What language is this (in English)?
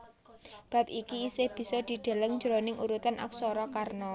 Javanese